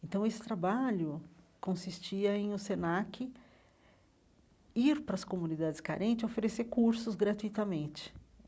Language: Portuguese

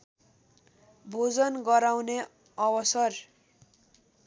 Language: Nepali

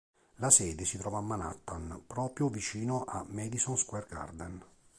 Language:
Italian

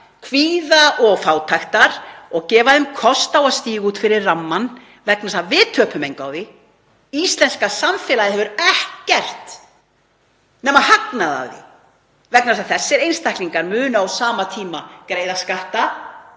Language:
Icelandic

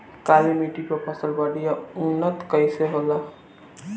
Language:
Bhojpuri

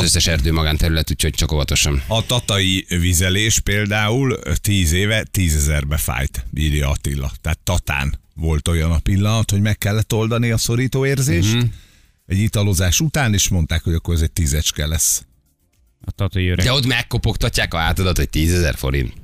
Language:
Hungarian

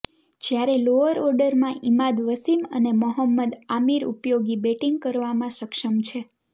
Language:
Gujarati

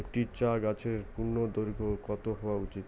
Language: Bangla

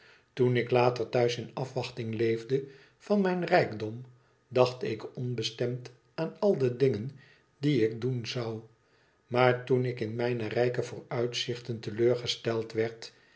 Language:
Dutch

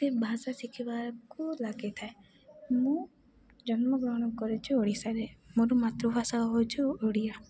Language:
Odia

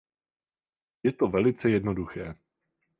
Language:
Czech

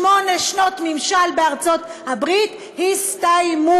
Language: Hebrew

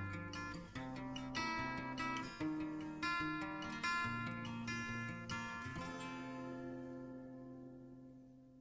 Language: Indonesian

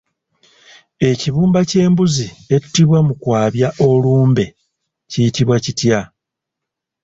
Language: Ganda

